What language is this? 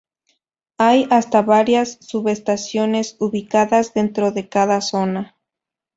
Spanish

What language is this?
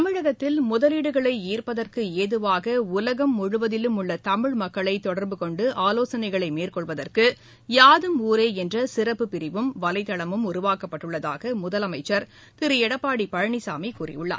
Tamil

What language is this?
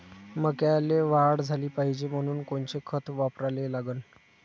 Marathi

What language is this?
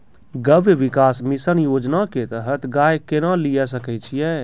Maithili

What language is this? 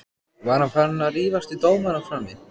Icelandic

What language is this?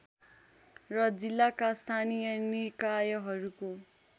Nepali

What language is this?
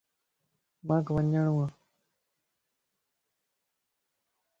Lasi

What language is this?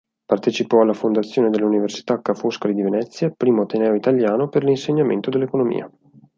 Italian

